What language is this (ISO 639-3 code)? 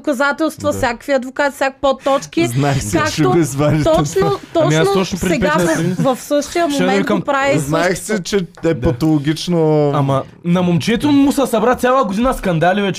bul